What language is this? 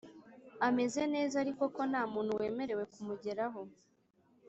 Kinyarwanda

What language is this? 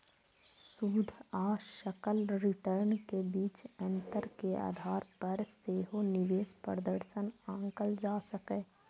Maithili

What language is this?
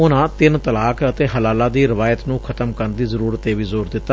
Punjabi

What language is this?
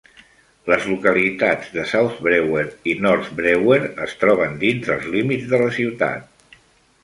Catalan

